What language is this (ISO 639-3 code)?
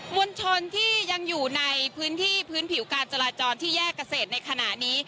tha